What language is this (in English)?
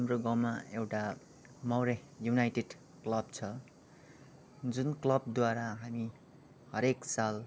Nepali